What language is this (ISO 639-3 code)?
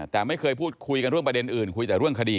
tha